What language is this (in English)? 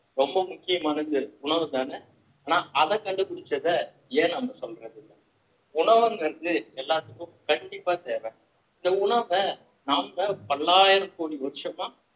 Tamil